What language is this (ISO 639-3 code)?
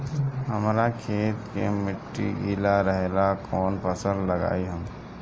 bho